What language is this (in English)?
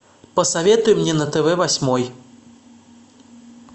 Russian